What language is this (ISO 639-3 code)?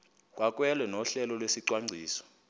xho